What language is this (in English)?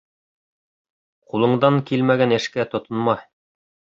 Bashkir